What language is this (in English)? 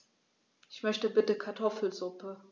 German